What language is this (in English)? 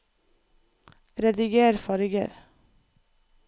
Norwegian